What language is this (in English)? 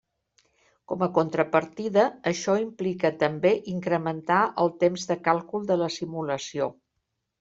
Catalan